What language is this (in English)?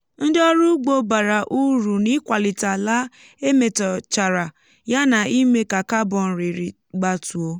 Igbo